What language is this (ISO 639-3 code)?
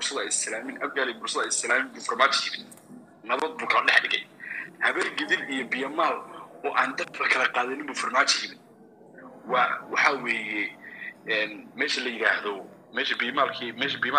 ara